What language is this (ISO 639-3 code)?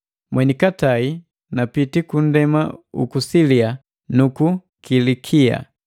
mgv